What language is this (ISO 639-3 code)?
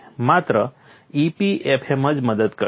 guj